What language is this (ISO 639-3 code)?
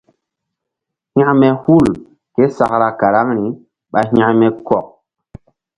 mdd